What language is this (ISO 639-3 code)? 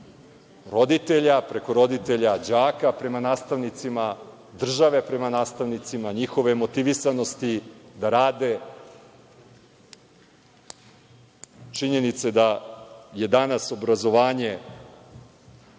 srp